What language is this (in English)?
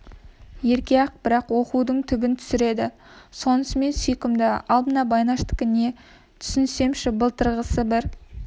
Kazakh